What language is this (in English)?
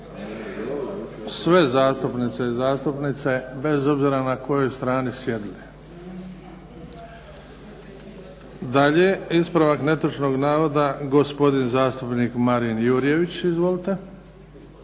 Croatian